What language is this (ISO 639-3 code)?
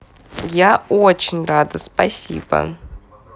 rus